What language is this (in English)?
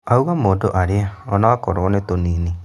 Kikuyu